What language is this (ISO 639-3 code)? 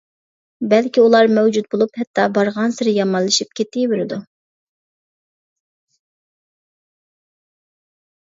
uig